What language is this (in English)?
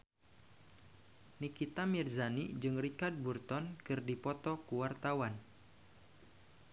Sundanese